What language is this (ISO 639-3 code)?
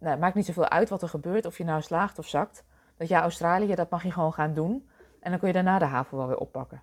nld